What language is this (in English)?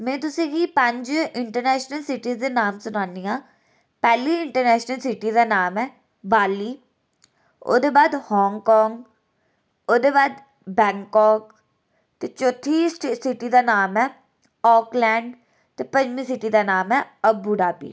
Dogri